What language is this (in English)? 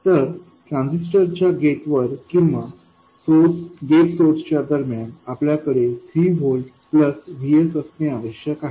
Marathi